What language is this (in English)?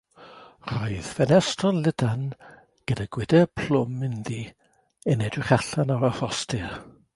Welsh